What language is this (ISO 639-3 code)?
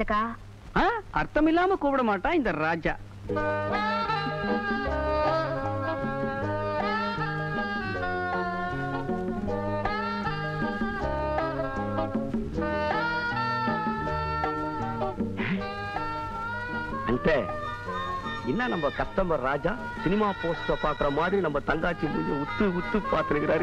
tam